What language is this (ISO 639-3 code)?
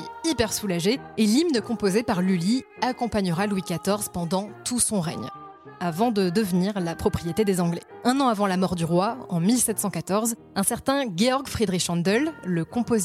fra